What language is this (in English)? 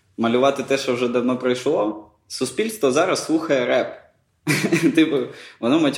Ukrainian